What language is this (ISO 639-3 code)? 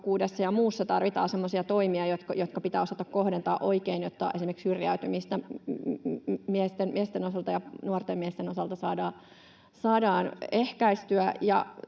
fin